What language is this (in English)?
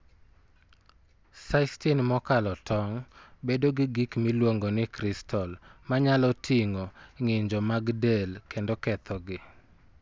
Luo (Kenya and Tanzania)